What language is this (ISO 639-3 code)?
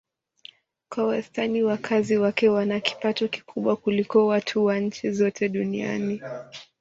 swa